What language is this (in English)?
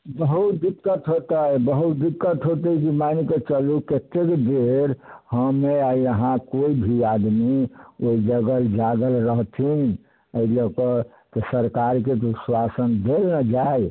Maithili